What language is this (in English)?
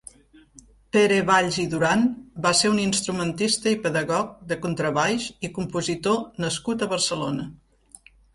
Catalan